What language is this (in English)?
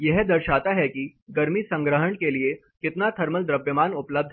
Hindi